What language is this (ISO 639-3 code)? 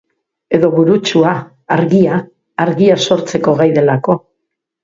eus